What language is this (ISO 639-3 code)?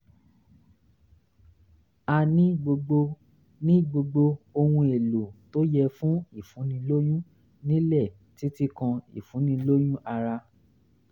yor